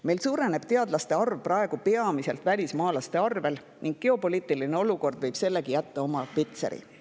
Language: Estonian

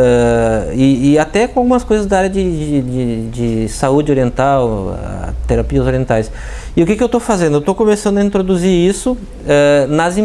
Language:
Portuguese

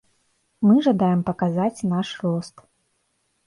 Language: Belarusian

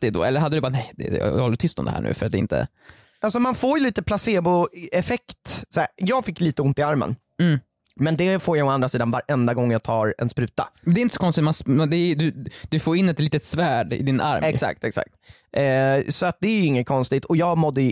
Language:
Swedish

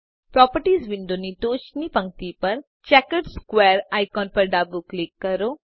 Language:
Gujarati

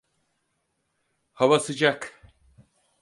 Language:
Turkish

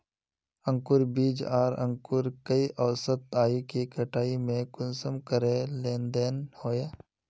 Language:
Magahi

